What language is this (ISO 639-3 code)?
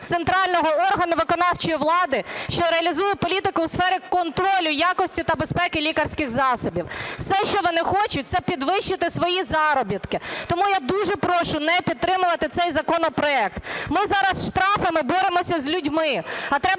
ukr